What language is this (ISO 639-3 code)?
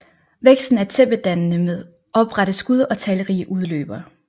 dan